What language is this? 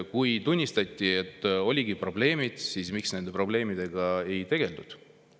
Estonian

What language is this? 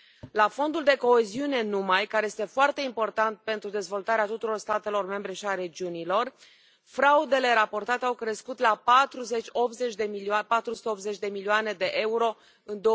Romanian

